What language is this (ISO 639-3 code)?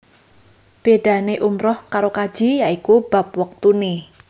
jav